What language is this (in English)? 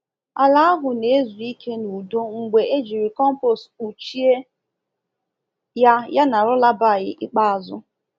Igbo